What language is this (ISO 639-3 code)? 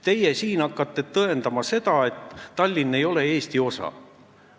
est